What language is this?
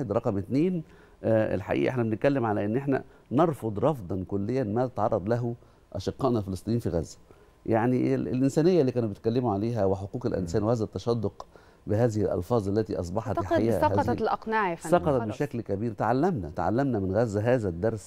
Arabic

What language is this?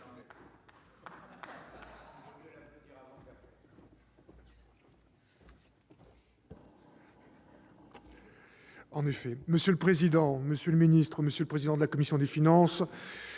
French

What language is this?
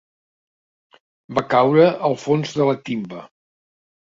Catalan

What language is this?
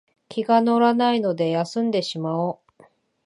Japanese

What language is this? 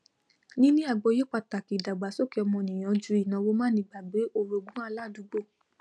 Yoruba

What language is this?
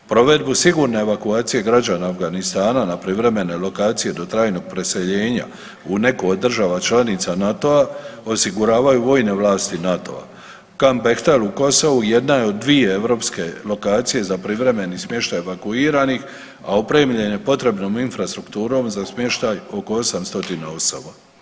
Croatian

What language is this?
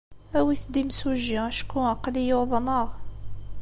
Kabyle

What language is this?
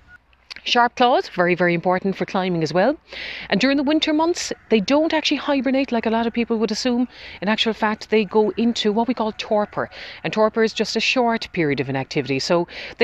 English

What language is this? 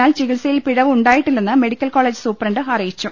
Malayalam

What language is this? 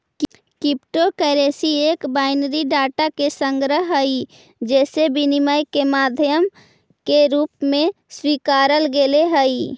Magahi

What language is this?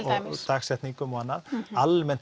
Icelandic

